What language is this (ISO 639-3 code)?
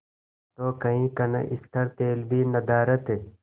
hin